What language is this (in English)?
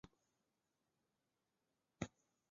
Chinese